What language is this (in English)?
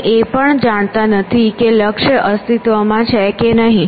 Gujarati